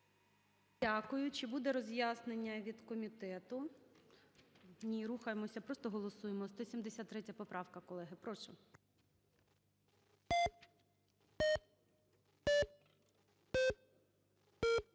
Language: Ukrainian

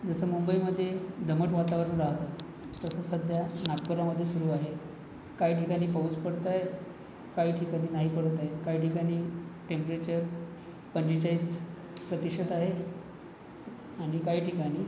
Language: Marathi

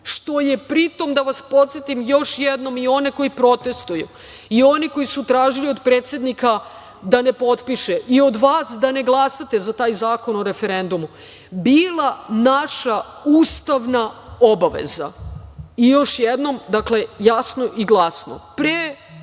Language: Serbian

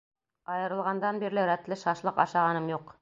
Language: Bashkir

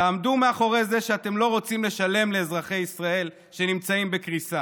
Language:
Hebrew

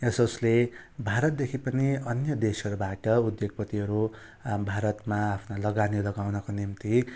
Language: Nepali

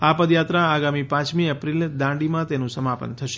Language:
Gujarati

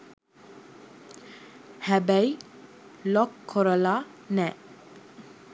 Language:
Sinhala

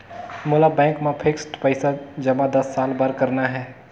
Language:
Chhattisgarhi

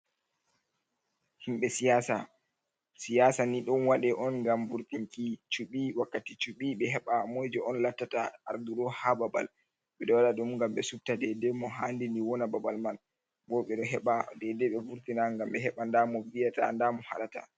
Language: Fula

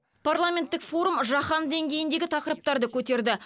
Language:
Kazakh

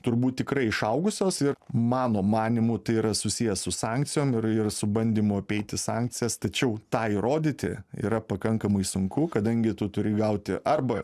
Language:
Lithuanian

